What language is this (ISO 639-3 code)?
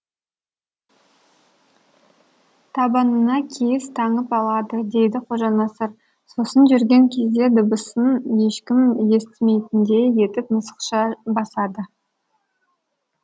kaz